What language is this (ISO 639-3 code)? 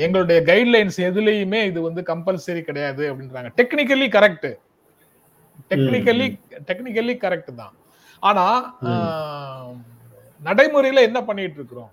tam